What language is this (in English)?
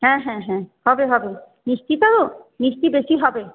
Bangla